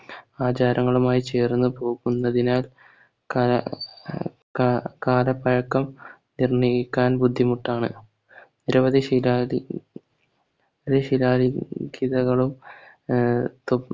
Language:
Malayalam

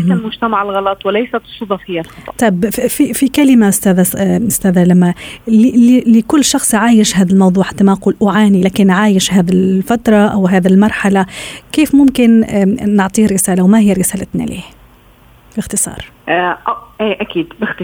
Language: Arabic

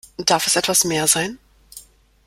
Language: German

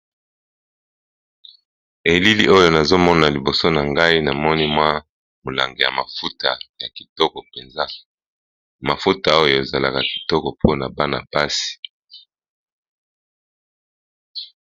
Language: Lingala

